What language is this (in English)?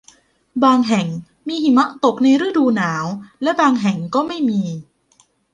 Thai